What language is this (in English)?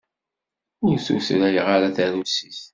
Kabyle